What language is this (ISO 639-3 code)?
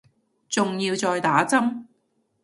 yue